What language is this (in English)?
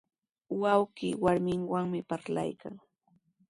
Sihuas Ancash Quechua